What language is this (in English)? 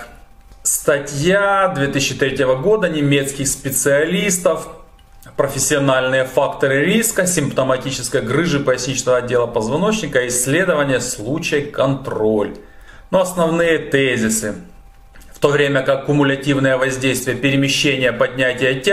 Russian